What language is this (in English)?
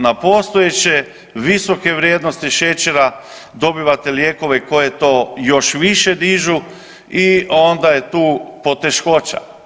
Croatian